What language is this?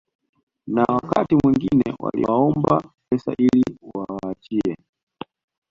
Swahili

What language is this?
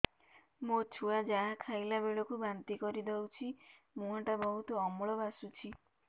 Odia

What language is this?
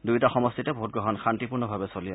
Assamese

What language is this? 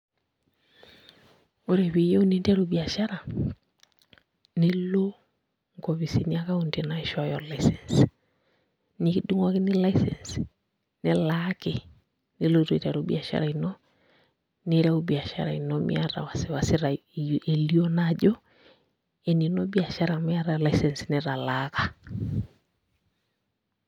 Masai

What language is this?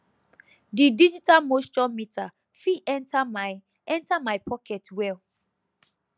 Nigerian Pidgin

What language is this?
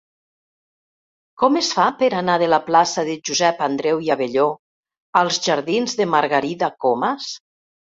Catalan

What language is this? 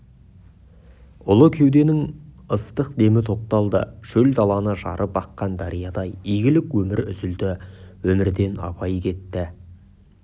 Kazakh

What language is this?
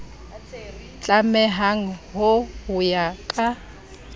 Southern Sotho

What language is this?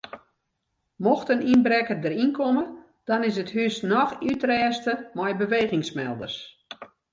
Western Frisian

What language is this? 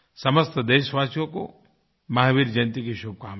Hindi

